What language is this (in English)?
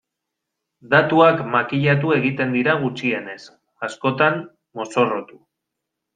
Basque